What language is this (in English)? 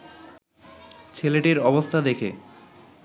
Bangla